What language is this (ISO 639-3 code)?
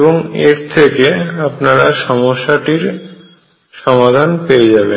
ben